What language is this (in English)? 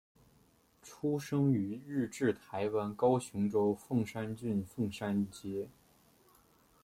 Chinese